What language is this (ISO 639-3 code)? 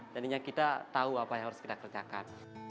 ind